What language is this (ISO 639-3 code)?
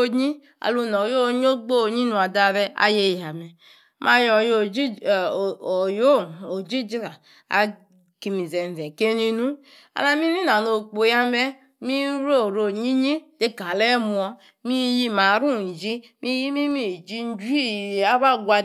ekr